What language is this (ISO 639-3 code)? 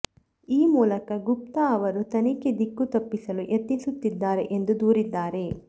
kan